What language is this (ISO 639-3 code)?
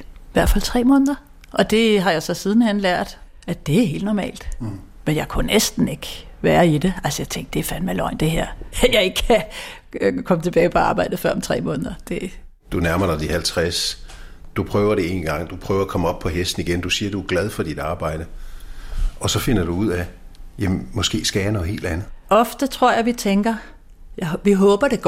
dan